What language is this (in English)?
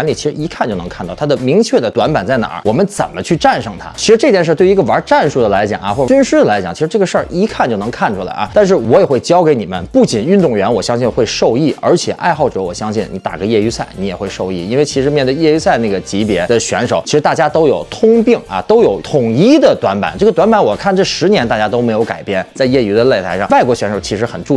Chinese